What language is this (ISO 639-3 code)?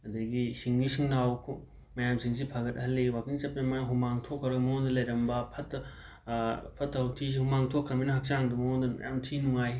mni